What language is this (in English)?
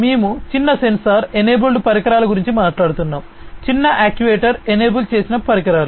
Telugu